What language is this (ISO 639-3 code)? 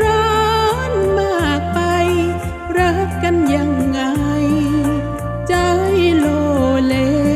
tha